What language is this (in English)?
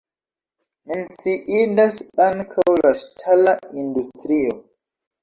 Esperanto